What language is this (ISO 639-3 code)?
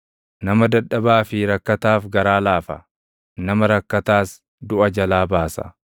orm